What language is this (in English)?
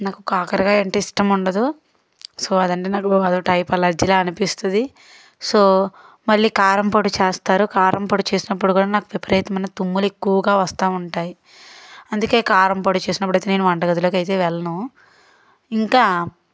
Telugu